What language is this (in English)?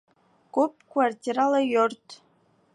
Bashkir